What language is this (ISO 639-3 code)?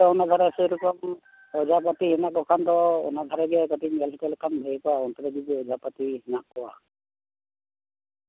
sat